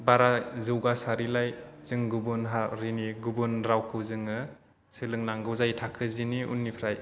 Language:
Bodo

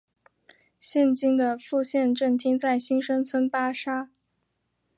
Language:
Chinese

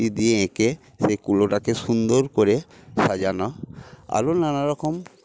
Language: Bangla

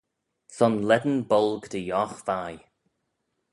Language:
Manx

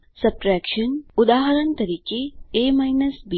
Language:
Gujarati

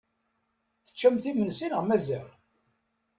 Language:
Kabyle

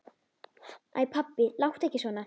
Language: Icelandic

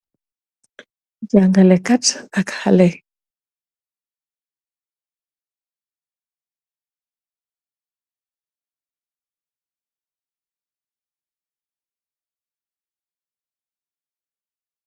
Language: Wolof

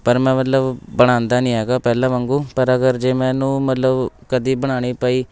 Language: Punjabi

